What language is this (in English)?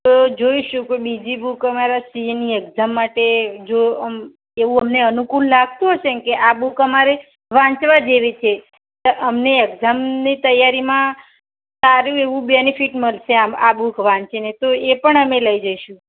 Gujarati